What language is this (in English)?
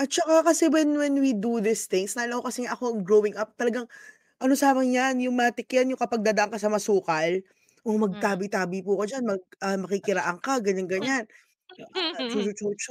Filipino